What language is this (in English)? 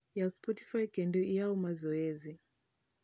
Luo (Kenya and Tanzania)